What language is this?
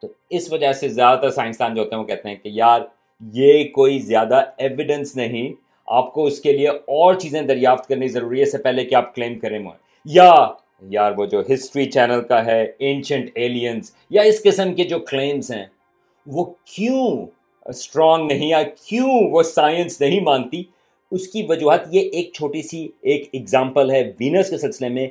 Urdu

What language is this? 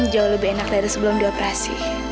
Indonesian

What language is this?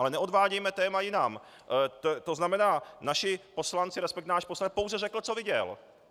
Czech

